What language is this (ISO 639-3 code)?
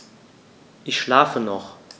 deu